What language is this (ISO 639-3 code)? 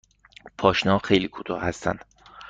fas